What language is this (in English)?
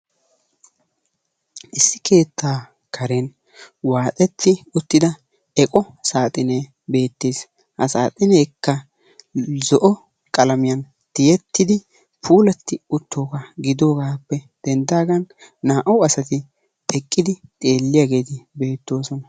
Wolaytta